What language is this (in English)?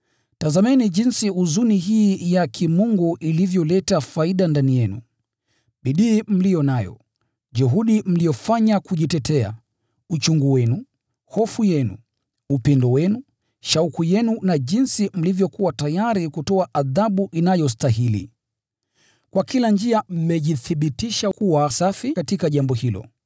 Swahili